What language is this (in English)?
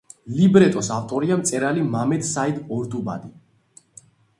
Georgian